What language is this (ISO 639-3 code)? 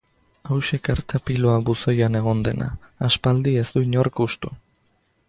eus